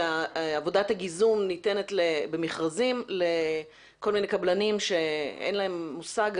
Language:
Hebrew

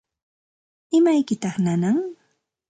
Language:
Santa Ana de Tusi Pasco Quechua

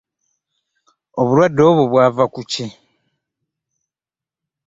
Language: Ganda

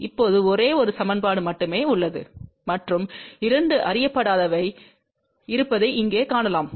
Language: Tamil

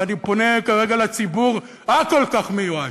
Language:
Hebrew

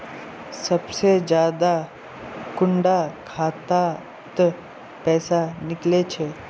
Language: Magahi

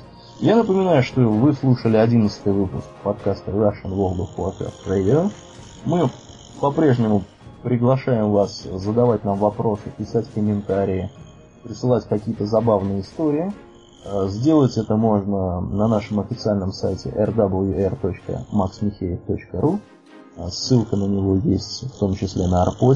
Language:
Russian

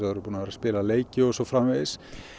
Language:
Icelandic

